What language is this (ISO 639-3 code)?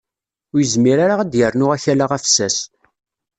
kab